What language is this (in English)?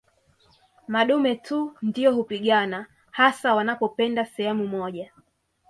Swahili